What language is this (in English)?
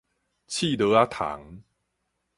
Min Nan Chinese